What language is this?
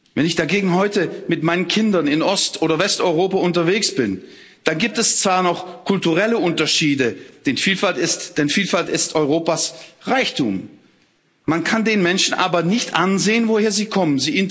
German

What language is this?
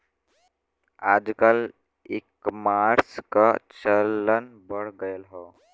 Bhojpuri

